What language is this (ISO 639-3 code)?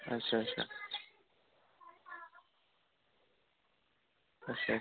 doi